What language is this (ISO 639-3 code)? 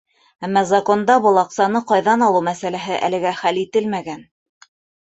bak